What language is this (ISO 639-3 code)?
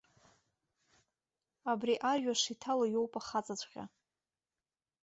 abk